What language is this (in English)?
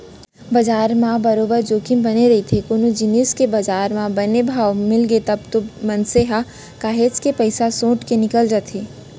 Chhattisgarhi